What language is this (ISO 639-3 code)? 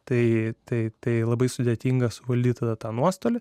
lit